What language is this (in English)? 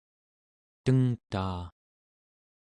Central Yupik